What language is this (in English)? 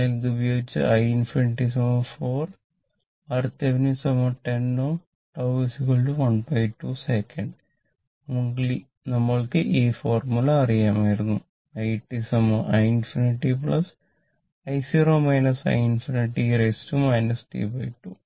Malayalam